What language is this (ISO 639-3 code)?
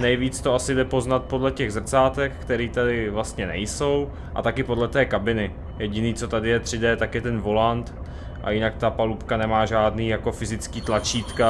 ces